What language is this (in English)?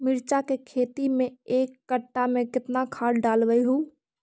Magahi